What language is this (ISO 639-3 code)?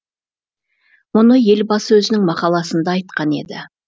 kaz